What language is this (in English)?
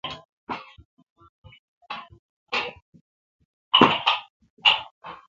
Kalkoti